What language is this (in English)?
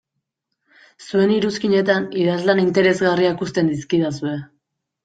Basque